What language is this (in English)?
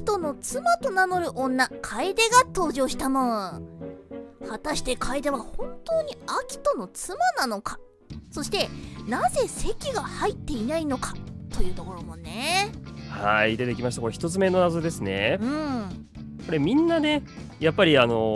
Japanese